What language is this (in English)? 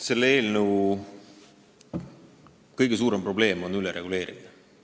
Estonian